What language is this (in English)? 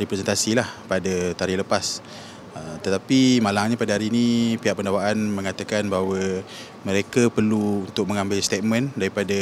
Malay